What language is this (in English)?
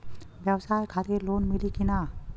Bhojpuri